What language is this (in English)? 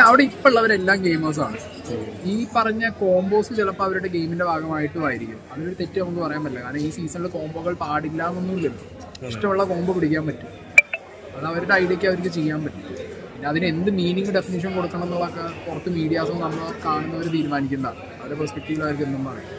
Malayalam